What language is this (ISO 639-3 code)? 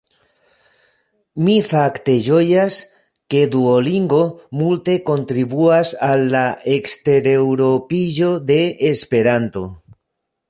epo